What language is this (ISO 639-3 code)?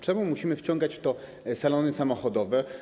pol